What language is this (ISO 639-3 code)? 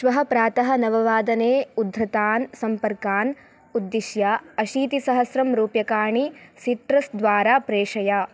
san